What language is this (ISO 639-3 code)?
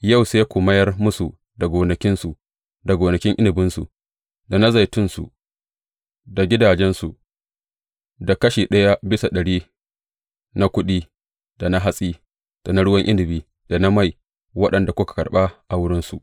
hau